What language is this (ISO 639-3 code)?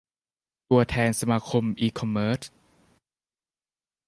tha